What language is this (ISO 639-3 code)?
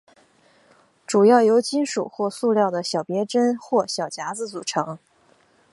zho